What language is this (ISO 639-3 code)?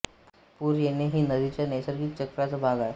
mar